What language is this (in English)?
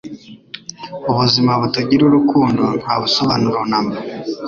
Kinyarwanda